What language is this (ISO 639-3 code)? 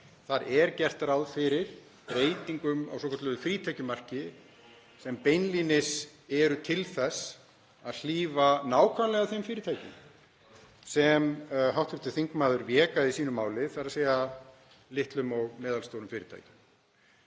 isl